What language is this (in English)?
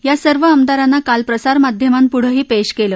Marathi